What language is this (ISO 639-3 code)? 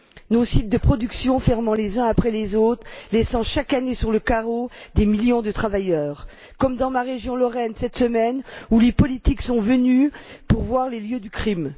fra